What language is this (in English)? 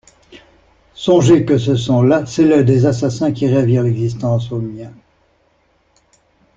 French